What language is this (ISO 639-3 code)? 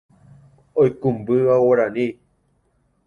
grn